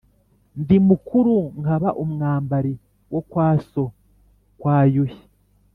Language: Kinyarwanda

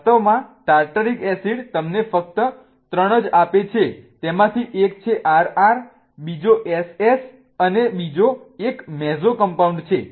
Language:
Gujarati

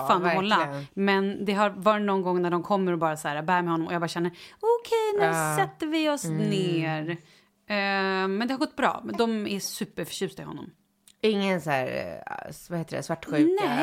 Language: Swedish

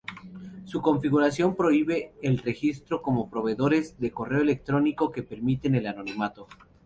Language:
Spanish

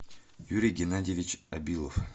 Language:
Russian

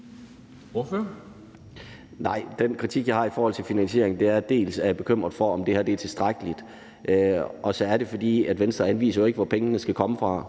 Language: Danish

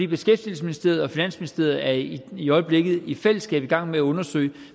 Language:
Danish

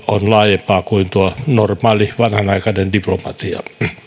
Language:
Finnish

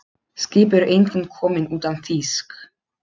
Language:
Icelandic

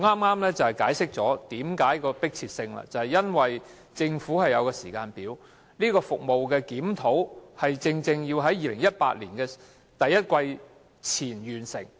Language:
Cantonese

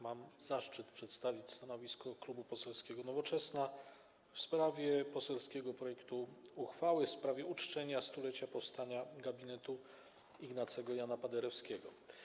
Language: Polish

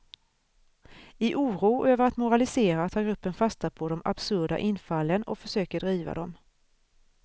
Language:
Swedish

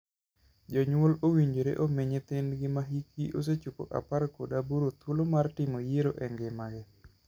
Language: Luo (Kenya and Tanzania)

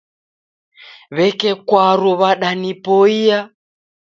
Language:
Taita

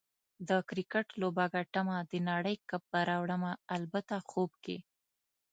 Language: Pashto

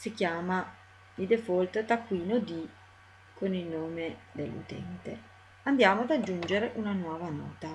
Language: Italian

